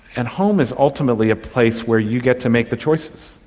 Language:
English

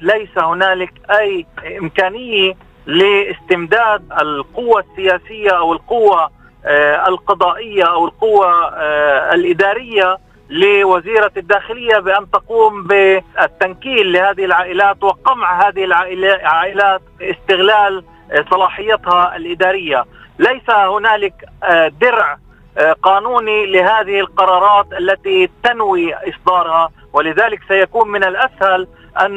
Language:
Arabic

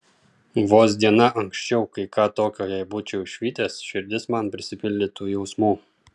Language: Lithuanian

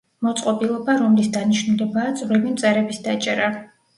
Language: Georgian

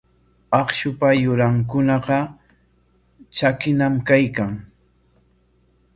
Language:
Corongo Ancash Quechua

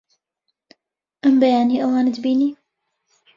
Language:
Central Kurdish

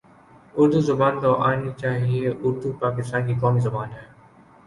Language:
Urdu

